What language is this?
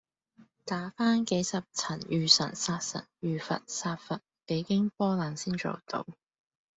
Cantonese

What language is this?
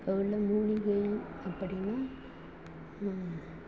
Tamil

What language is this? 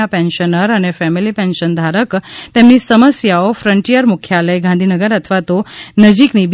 Gujarati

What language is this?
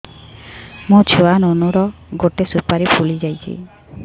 Odia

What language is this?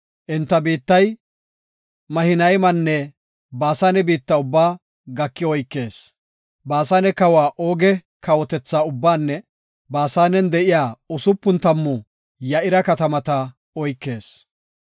Gofa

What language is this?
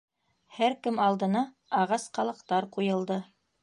Bashkir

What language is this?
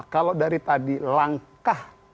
Indonesian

